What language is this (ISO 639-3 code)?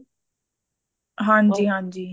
pan